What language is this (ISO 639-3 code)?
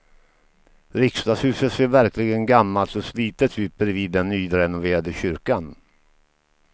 swe